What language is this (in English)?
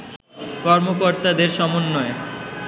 Bangla